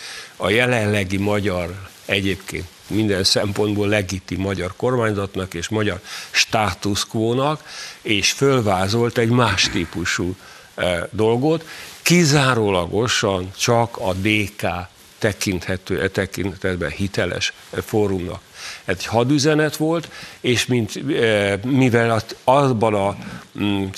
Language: Hungarian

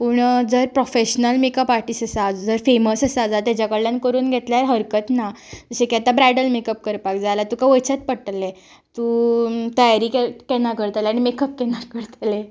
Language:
Konkani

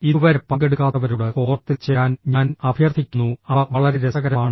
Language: Malayalam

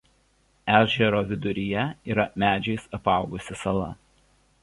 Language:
Lithuanian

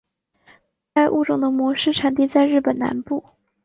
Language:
Chinese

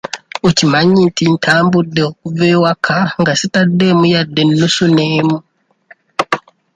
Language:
Ganda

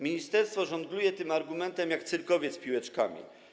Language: Polish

